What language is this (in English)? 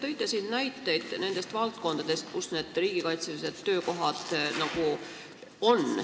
Estonian